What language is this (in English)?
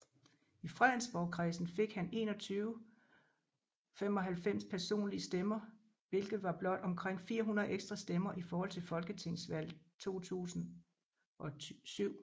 Danish